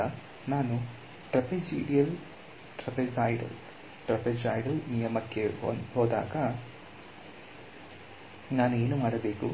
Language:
Kannada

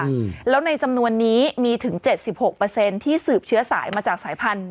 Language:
Thai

